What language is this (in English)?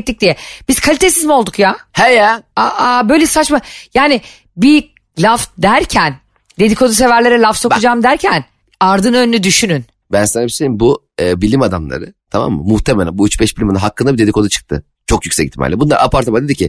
Turkish